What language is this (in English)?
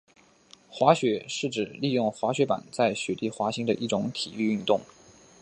Chinese